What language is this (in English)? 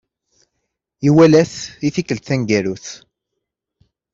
Kabyle